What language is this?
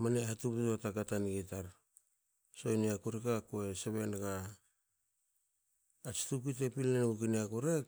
Hakö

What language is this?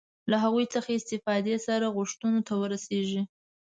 Pashto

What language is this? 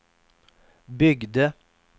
Swedish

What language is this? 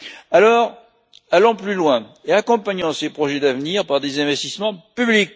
French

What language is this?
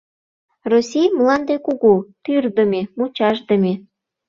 Mari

